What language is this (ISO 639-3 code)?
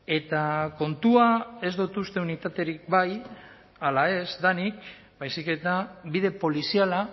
eus